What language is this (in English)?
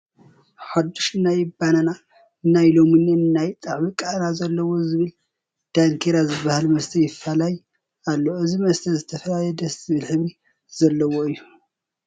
Tigrinya